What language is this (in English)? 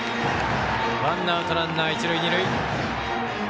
Japanese